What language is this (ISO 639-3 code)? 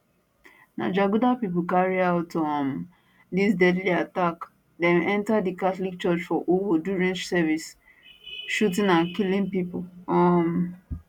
pcm